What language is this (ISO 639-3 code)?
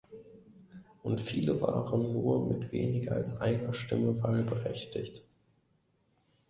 deu